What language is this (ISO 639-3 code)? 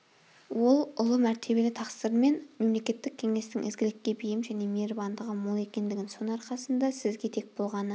kaz